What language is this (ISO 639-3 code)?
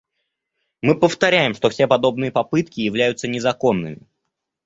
rus